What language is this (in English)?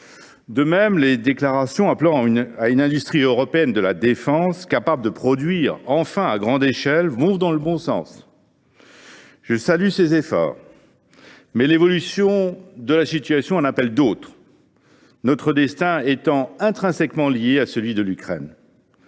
French